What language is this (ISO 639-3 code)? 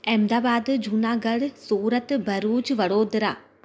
snd